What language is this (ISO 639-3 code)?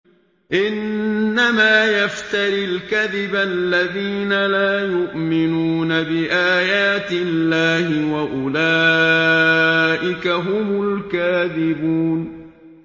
ara